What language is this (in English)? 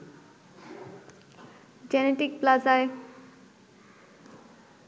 Bangla